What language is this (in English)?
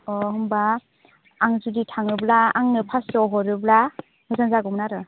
Bodo